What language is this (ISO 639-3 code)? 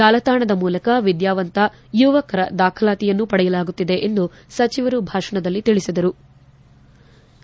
kan